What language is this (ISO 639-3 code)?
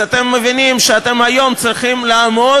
heb